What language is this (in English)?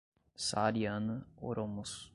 Portuguese